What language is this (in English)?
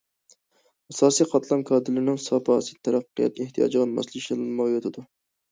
Uyghur